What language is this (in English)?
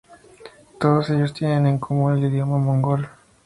Spanish